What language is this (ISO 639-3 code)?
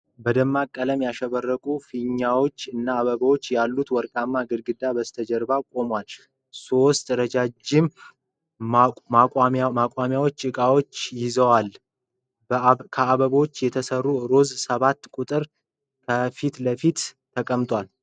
amh